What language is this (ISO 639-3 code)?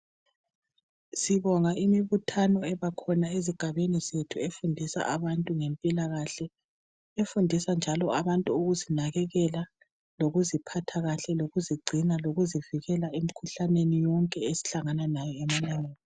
nde